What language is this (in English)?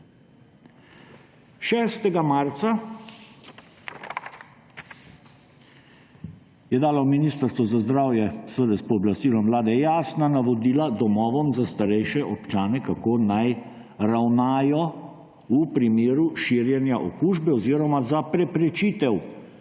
Slovenian